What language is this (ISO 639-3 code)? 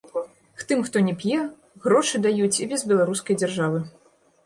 bel